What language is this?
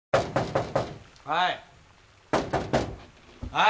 Japanese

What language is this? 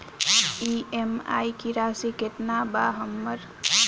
Bhojpuri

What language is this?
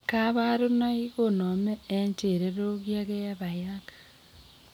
Kalenjin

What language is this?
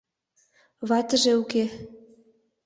Mari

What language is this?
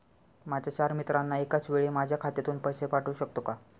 Marathi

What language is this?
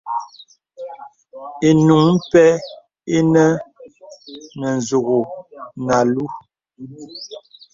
Bebele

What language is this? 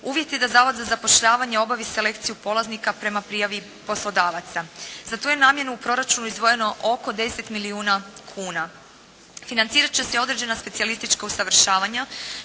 Croatian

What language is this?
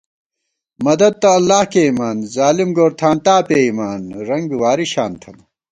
Gawar-Bati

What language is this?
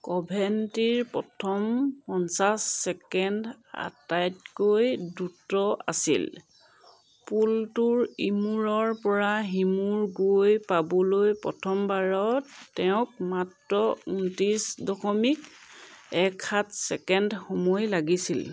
Assamese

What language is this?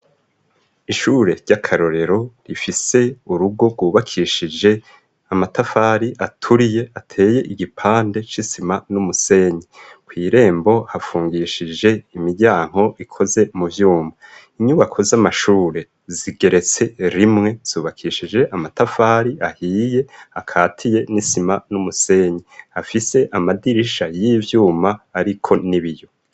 Rundi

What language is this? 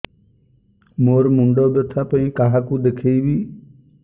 Odia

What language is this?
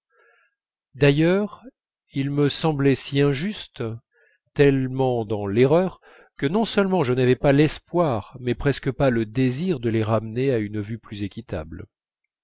French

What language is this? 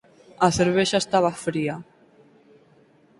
Galician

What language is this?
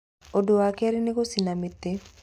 Kikuyu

